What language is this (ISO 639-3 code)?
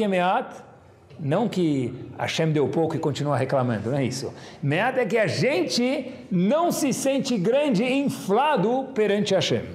por